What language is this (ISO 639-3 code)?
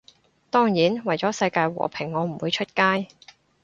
yue